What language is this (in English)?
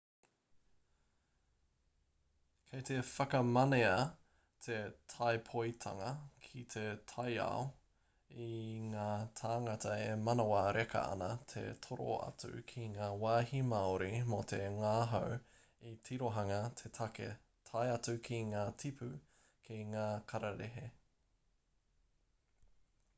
Māori